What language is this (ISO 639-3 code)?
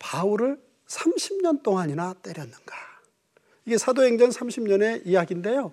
kor